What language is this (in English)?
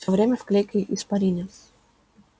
Russian